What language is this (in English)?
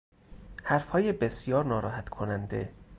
Persian